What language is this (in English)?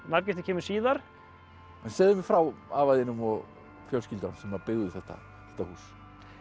Icelandic